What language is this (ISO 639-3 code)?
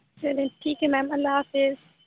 urd